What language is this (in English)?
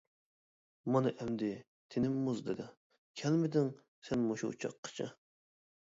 Uyghur